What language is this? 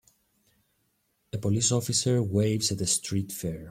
English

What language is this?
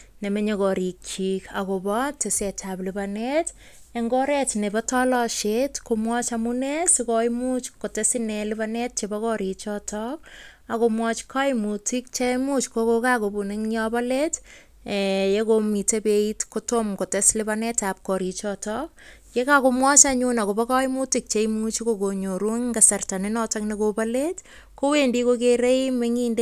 Kalenjin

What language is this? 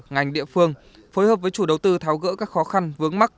Vietnamese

